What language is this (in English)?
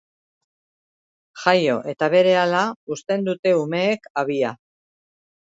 Basque